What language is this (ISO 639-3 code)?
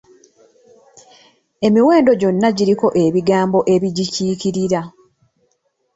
lug